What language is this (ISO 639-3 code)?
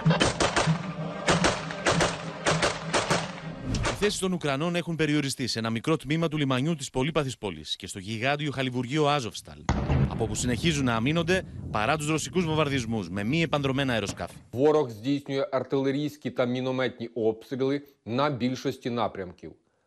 ell